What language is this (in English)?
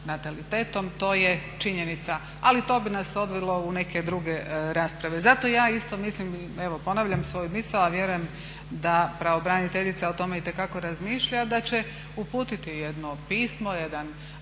Croatian